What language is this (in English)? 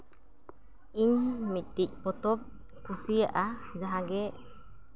Santali